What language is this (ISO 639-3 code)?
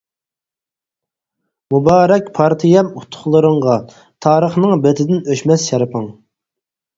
uig